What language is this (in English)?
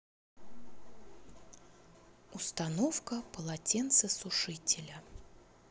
Russian